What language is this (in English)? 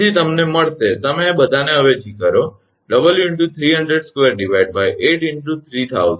Gujarati